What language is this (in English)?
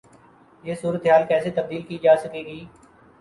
Urdu